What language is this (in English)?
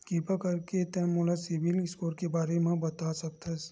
Chhattisgarhi